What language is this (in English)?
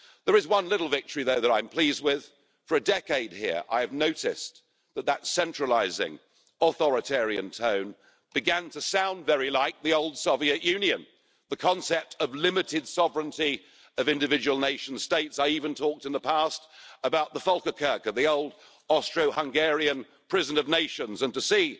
English